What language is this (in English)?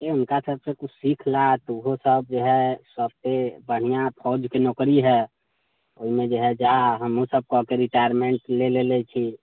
Maithili